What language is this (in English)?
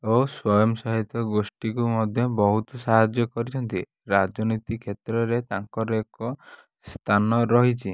Odia